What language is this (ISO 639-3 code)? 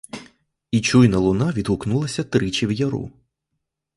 ukr